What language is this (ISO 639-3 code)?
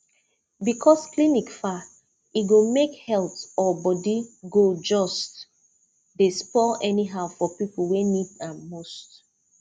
pcm